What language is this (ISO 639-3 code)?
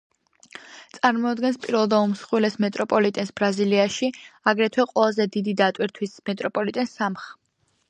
kat